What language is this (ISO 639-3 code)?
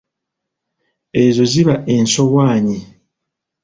lug